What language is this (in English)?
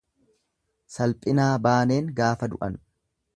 Oromo